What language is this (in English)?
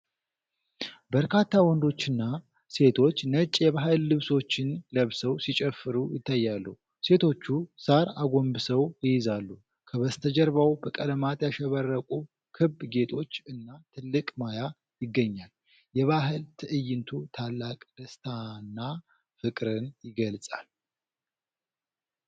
Amharic